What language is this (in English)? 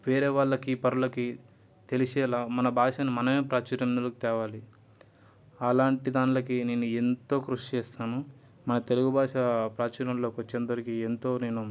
Telugu